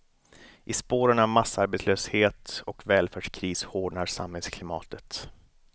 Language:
Swedish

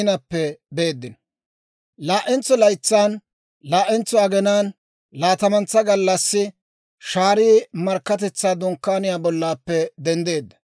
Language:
Dawro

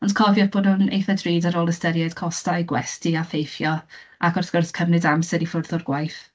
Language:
Welsh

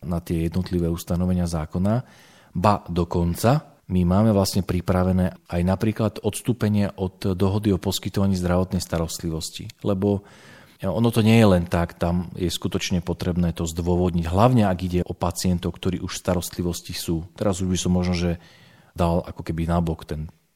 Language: Slovak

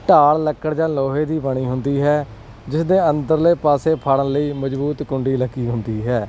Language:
Punjabi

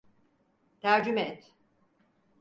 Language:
Turkish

